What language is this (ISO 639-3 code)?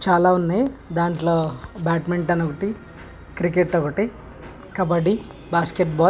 tel